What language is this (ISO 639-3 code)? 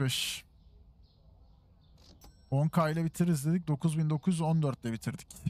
tur